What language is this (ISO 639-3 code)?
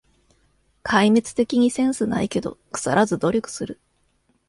jpn